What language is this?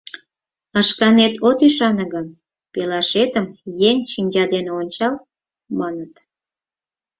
Mari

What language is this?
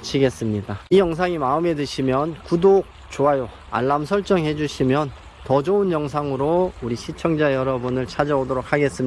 Korean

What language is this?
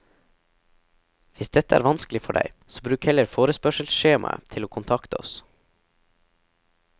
Norwegian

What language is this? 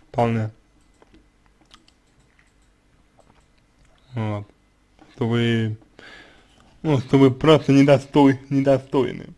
Russian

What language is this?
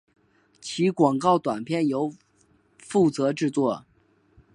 Chinese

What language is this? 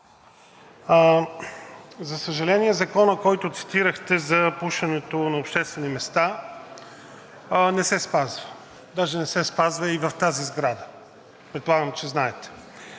Bulgarian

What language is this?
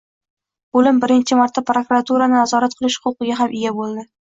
Uzbek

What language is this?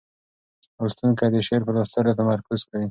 Pashto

